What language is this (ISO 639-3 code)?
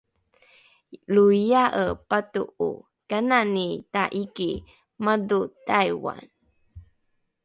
dru